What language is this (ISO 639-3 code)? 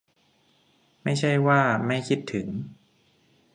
tha